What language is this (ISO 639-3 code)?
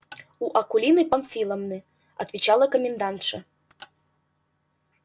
rus